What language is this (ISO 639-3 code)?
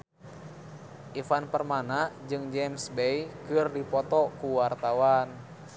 sun